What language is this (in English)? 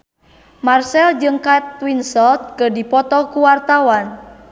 Sundanese